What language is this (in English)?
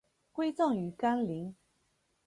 Chinese